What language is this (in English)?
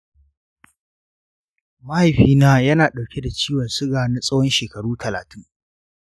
Hausa